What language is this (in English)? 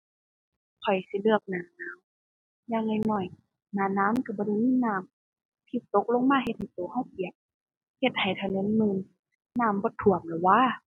Thai